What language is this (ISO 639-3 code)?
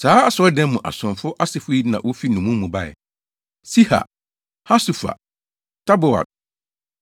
aka